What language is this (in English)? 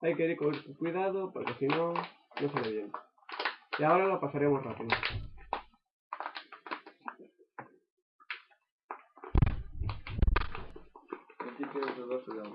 Spanish